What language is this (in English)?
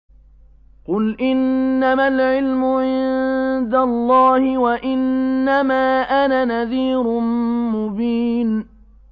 Arabic